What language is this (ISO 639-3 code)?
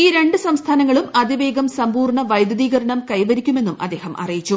mal